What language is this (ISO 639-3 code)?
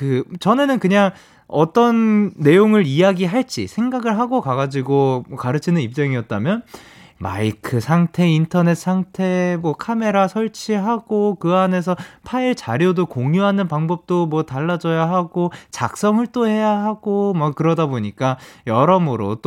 kor